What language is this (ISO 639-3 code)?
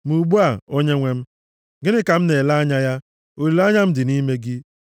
ibo